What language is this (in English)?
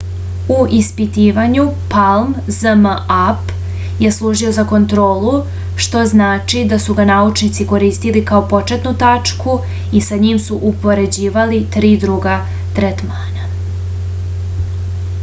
Serbian